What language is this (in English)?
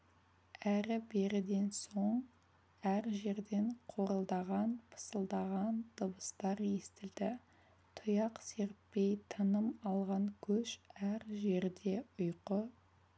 Kazakh